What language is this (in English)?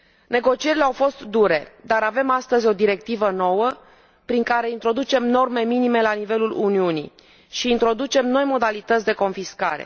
Romanian